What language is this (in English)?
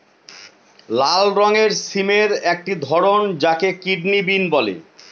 Bangla